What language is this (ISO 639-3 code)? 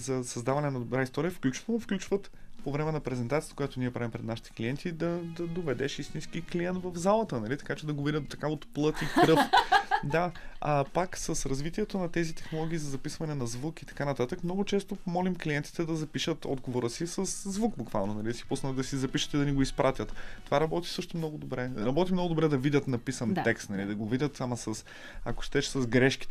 bul